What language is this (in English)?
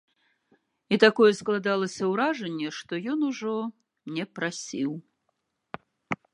Belarusian